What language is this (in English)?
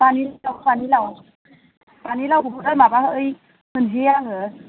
Bodo